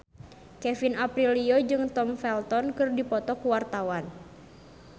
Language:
Sundanese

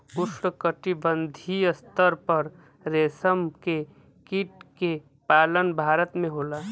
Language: Bhojpuri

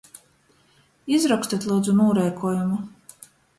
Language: Latgalian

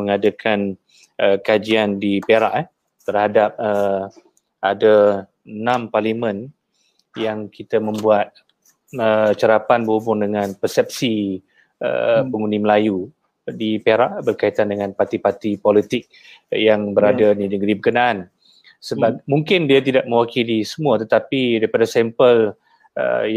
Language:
Malay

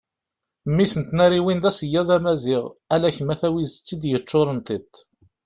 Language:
Kabyle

